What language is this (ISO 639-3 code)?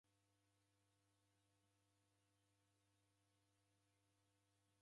dav